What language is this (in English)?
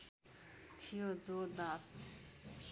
Nepali